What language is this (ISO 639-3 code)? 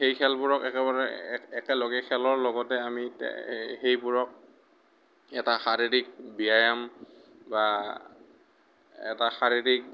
asm